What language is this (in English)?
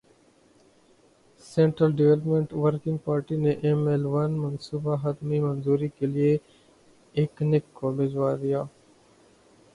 Urdu